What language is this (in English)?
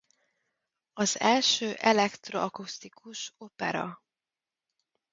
Hungarian